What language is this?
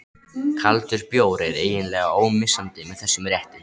Icelandic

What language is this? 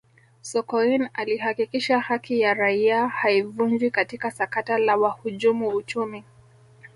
Swahili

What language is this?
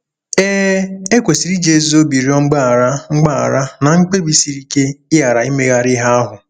Igbo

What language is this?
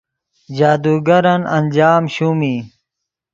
Yidgha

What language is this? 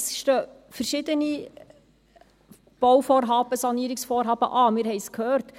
Swiss German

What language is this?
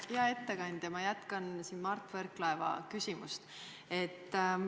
Estonian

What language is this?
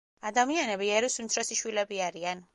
Georgian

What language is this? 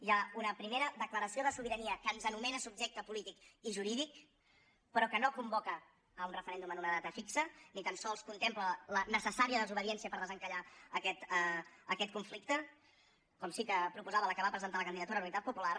Catalan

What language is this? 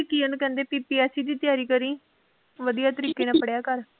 Punjabi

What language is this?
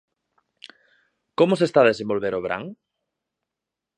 Galician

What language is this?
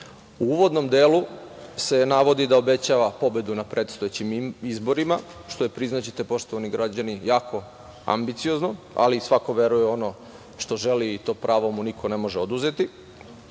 Serbian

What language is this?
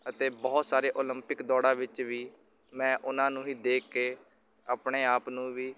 Punjabi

